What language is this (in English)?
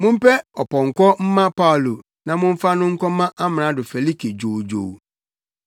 Akan